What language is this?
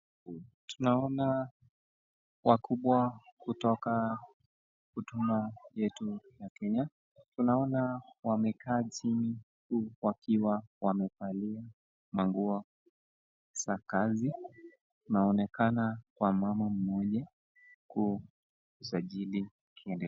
Swahili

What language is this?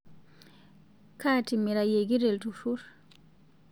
Masai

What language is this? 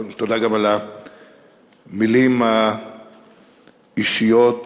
Hebrew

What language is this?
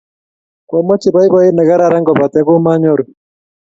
Kalenjin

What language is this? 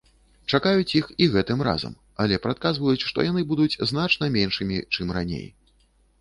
Belarusian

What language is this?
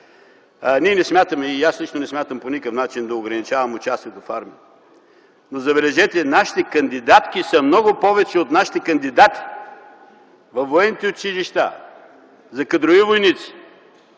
Bulgarian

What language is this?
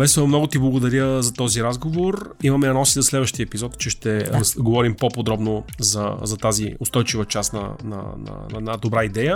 Bulgarian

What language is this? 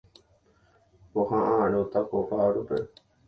Guarani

